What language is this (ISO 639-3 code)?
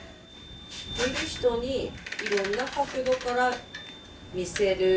jpn